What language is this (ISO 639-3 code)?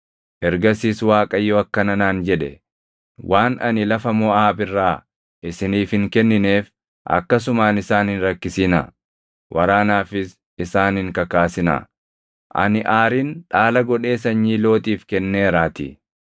orm